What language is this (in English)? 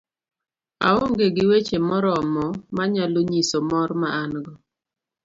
Luo (Kenya and Tanzania)